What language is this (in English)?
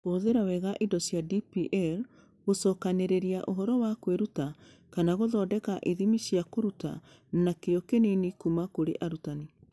Kikuyu